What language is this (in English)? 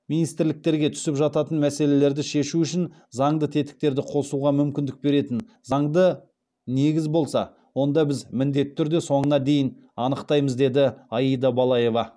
Kazakh